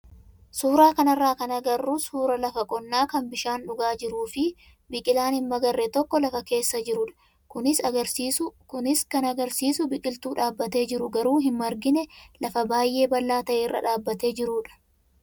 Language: Oromo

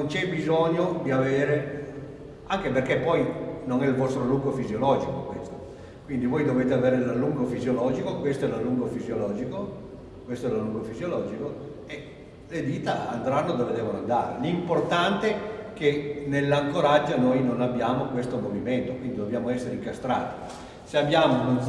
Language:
Italian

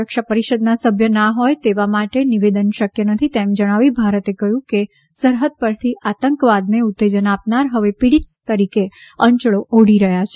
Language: Gujarati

